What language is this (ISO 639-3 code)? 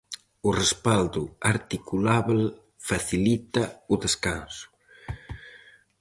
glg